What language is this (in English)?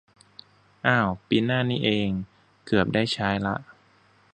Thai